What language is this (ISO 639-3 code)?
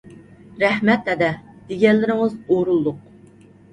uig